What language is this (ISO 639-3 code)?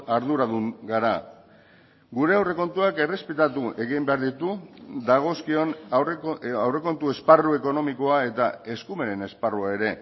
eus